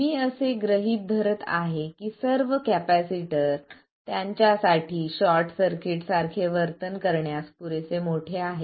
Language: Marathi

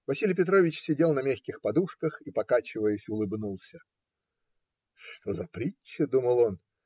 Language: Russian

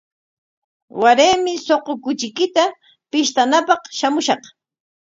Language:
Corongo Ancash Quechua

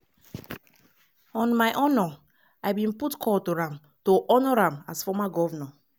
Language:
Nigerian Pidgin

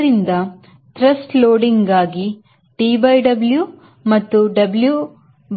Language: Kannada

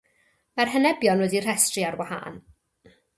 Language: Welsh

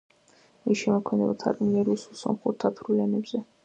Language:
Georgian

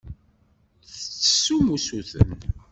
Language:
Kabyle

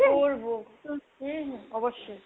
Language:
Bangla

